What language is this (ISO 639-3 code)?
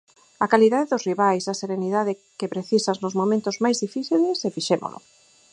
glg